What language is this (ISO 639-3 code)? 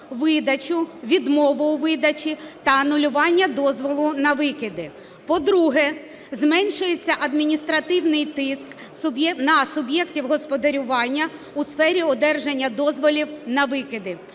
ukr